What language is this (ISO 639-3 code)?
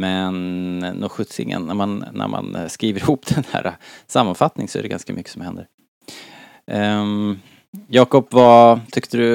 swe